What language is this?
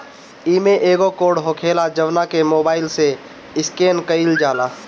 Bhojpuri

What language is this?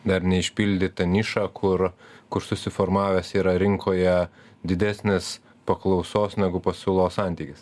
Lithuanian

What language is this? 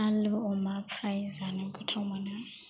Bodo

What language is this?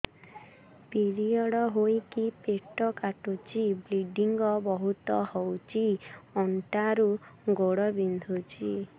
Odia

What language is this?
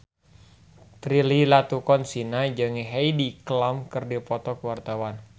Sundanese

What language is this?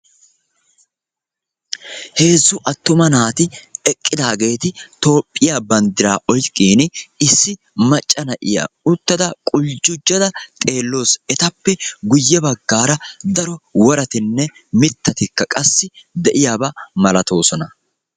Wolaytta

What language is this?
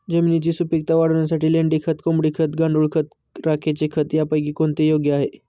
Marathi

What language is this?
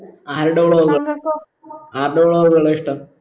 Malayalam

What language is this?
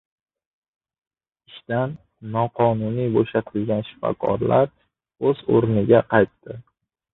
Uzbek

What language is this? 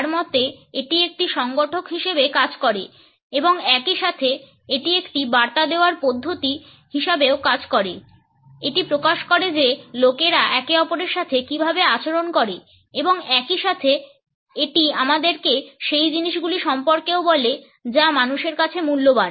Bangla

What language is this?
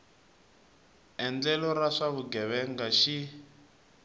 Tsonga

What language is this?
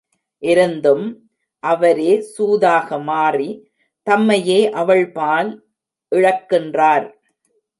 Tamil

